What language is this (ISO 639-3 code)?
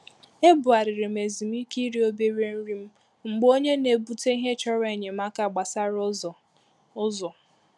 ibo